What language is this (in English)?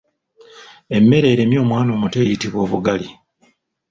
Ganda